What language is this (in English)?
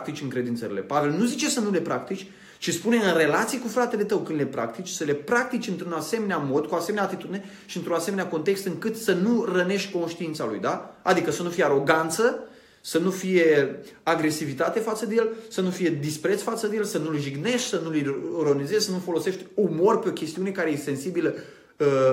Romanian